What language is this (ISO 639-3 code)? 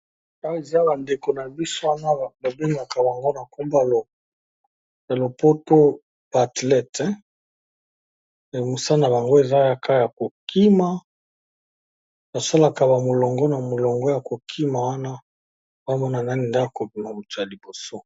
lin